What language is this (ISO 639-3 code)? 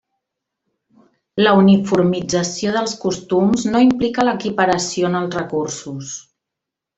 cat